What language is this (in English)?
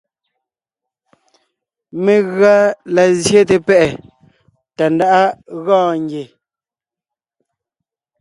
Ngiemboon